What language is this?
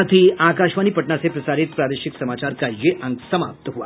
Hindi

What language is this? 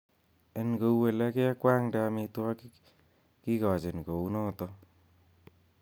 Kalenjin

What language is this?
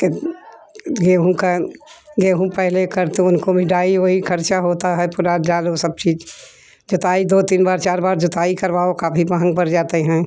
Hindi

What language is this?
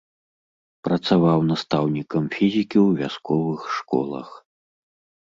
Belarusian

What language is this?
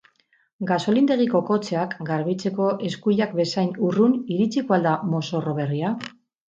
Basque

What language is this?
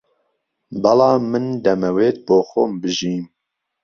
Central Kurdish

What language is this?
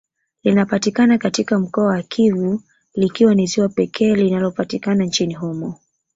Swahili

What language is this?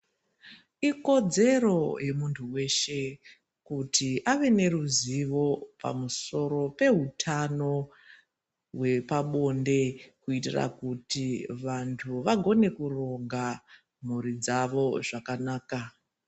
Ndau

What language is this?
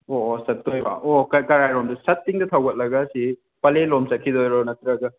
Manipuri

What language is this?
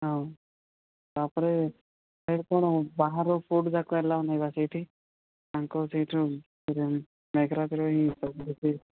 Odia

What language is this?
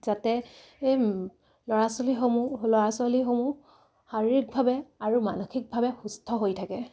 Assamese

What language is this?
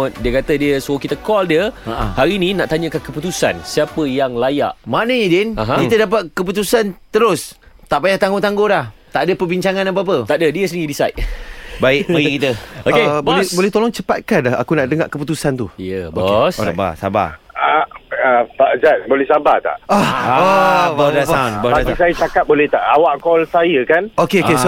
Malay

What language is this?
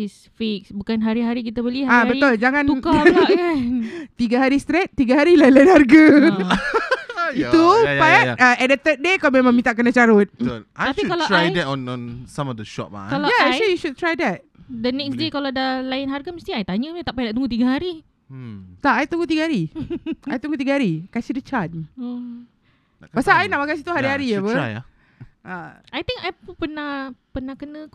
Malay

